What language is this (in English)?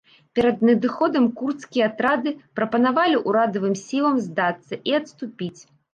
Belarusian